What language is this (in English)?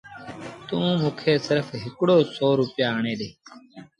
Sindhi Bhil